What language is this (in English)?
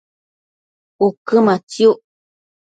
Matsés